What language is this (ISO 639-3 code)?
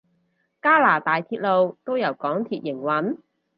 yue